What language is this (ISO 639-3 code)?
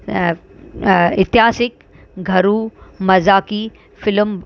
snd